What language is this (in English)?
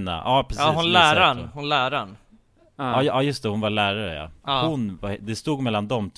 Swedish